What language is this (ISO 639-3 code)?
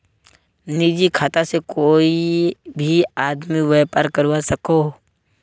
mag